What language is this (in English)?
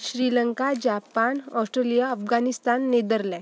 Marathi